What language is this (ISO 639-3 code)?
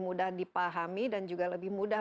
ind